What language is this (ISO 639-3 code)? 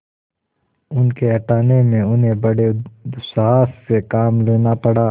hin